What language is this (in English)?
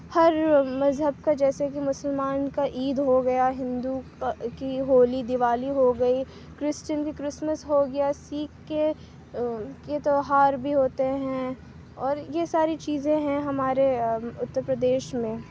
Urdu